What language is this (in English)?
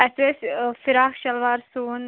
Kashmiri